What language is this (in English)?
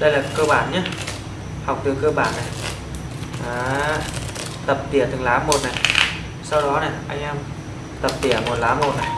Vietnamese